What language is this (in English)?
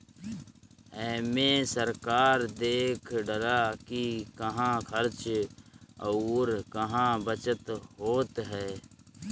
Bhojpuri